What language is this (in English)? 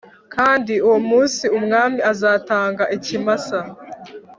Kinyarwanda